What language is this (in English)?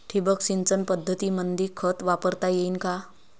Marathi